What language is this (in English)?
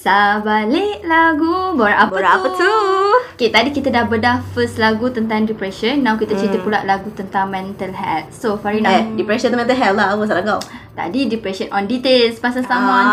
Malay